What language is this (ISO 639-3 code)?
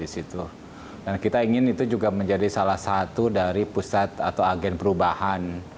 ind